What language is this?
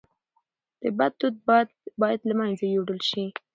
Pashto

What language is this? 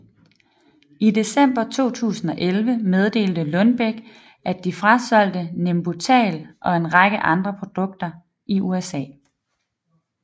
Danish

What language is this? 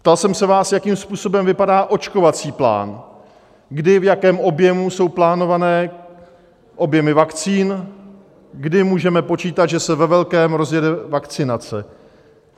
Czech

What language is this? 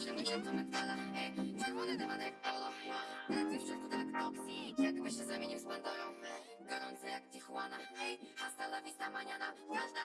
Polish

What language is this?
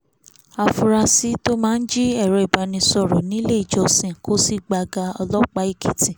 Yoruba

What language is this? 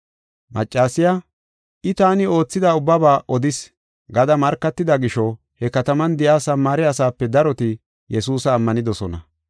Gofa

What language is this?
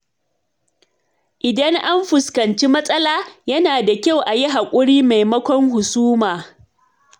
Hausa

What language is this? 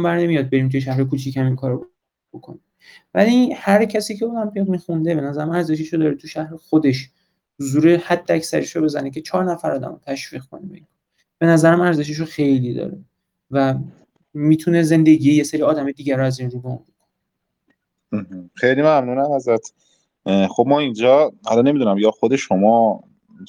Persian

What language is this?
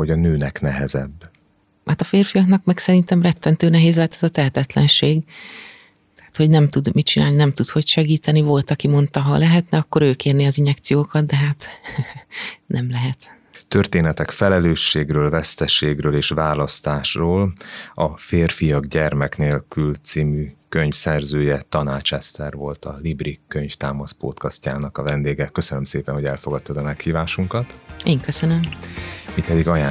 Hungarian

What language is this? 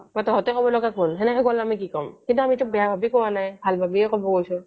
Assamese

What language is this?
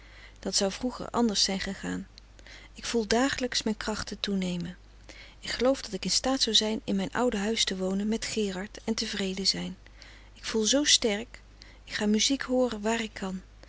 Dutch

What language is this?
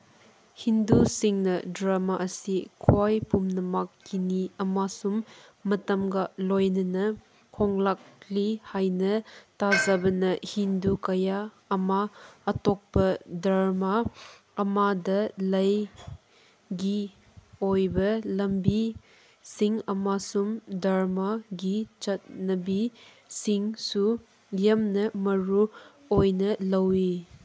Manipuri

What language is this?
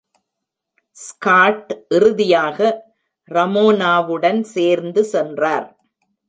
Tamil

